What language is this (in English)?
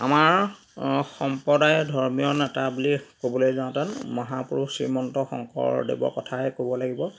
Assamese